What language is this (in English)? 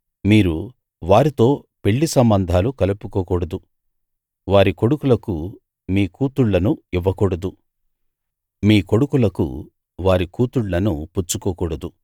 Telugu